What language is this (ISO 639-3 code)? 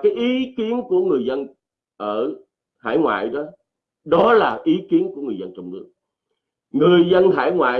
vie